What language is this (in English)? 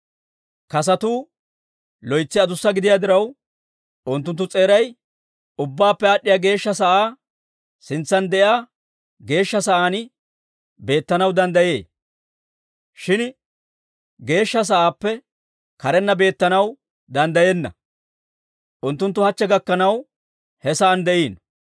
Dawro